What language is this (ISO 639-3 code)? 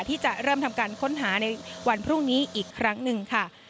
tha